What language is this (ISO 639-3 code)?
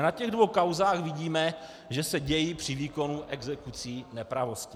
ces